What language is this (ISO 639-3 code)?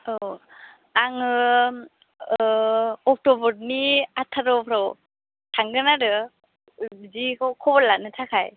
brx